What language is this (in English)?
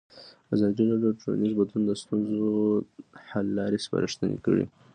Pashto